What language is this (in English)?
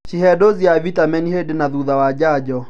Kikuyu